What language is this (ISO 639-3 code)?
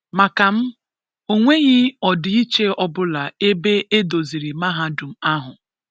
ibo